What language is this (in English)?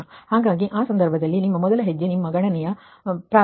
Kannada